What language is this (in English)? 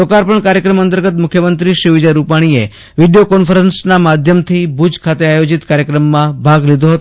Gujarati